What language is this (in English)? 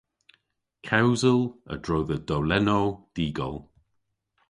Cornish